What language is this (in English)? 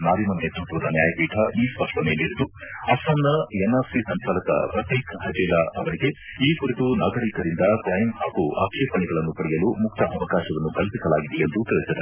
Kannada